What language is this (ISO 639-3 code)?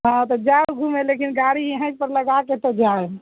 mai